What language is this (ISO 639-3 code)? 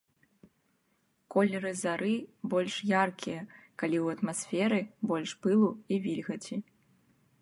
bel